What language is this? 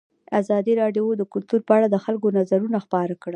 Pashto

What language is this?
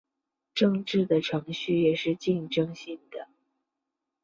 Chinese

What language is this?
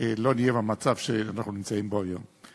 Hebrew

